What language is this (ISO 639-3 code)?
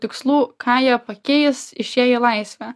lit